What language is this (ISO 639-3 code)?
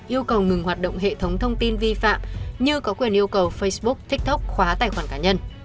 vie